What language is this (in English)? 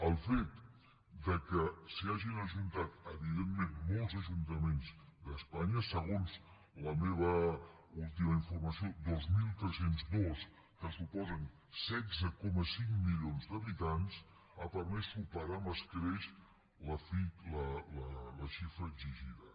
Catalan